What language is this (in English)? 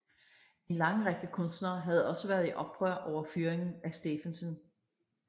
Danish